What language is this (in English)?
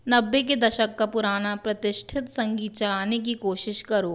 Hindi